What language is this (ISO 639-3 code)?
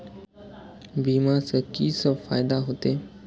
mai